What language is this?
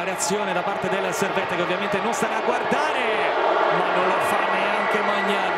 Italian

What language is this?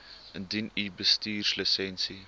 Afrikaans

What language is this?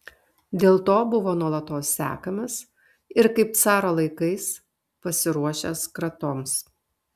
Lithuanian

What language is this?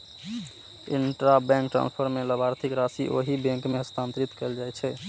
Maithili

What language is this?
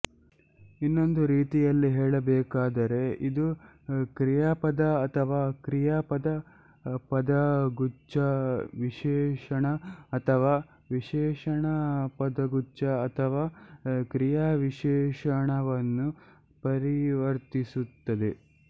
Kannada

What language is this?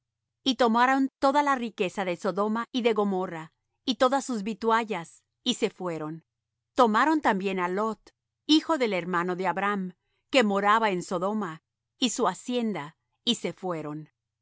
Spanish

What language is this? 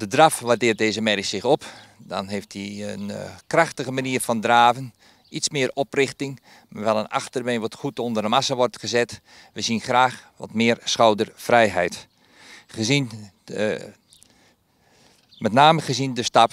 Dutch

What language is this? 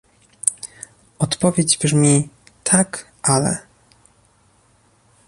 Polish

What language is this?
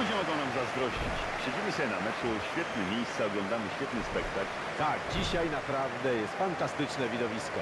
Polish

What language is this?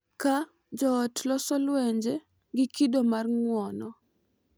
Luo (Kenya and Tanzania)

